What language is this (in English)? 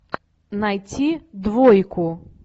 Russian